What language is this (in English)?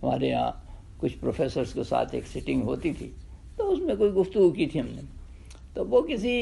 Urdu